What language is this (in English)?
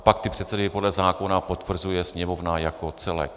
Czech